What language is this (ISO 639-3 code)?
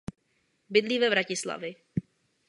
ces